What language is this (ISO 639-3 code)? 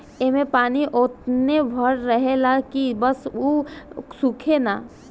bho